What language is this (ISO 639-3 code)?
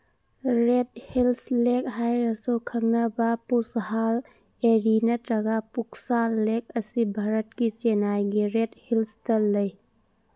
mni